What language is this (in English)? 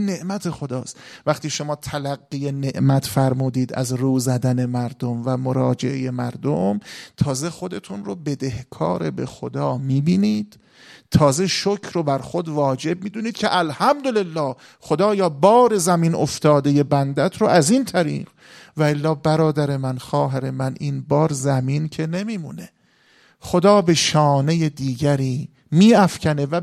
Persian